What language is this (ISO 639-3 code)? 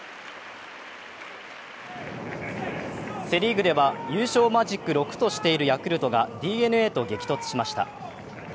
jpn